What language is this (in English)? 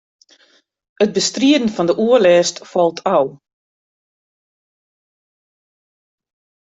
Western Frisian